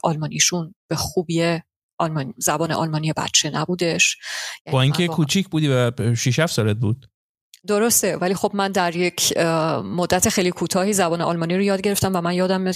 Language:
Persian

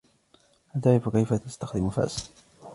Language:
Arabic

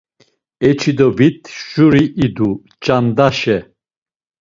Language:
Laz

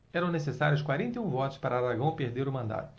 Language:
Portuguese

